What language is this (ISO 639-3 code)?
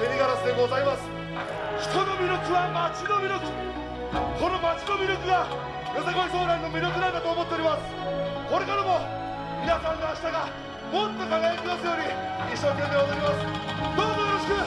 jpn